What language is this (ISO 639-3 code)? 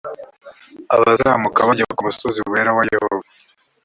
kin